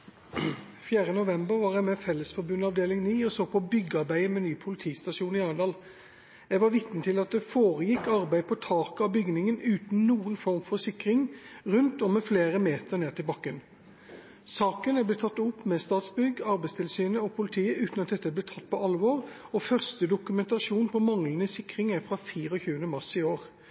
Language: Norwegian Bokmål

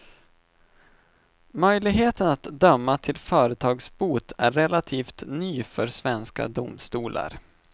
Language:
Swedish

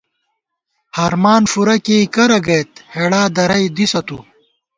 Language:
Gawar-Bati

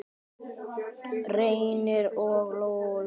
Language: Icelandic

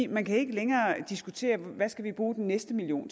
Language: Danish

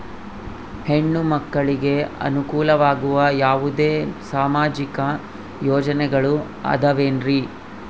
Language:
Kannada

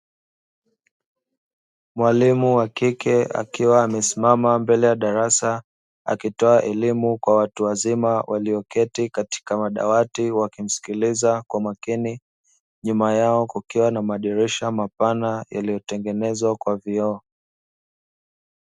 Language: Swahili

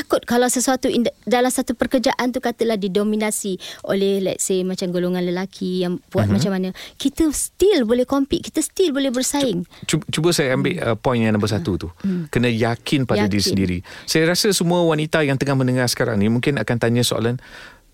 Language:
Malay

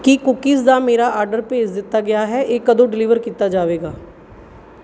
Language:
Punjabi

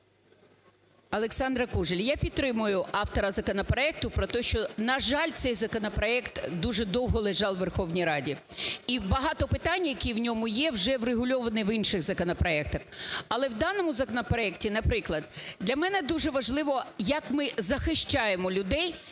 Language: Ukrainian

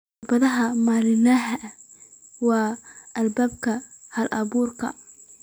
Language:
Somali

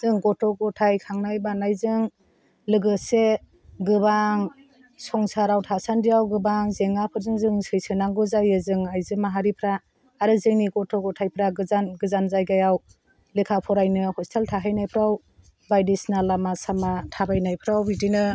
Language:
Bodo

